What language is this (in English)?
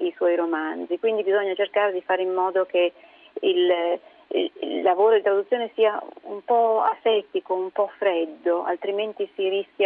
Italian